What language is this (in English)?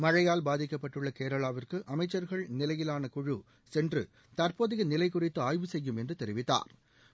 Tamil